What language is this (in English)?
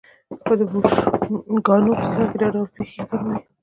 Pashto